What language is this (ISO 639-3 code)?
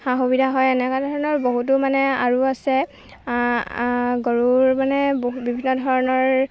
asm